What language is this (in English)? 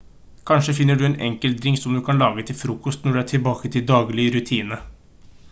Norwegian Bokmål